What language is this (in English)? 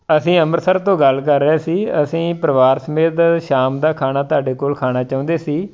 Punjabi